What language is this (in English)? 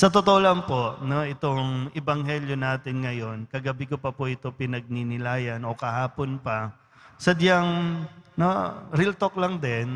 Filipino